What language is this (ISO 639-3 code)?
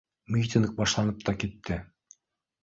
bak